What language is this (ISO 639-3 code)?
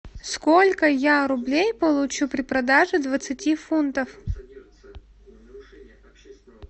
rus